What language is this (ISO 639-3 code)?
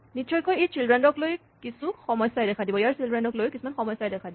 asm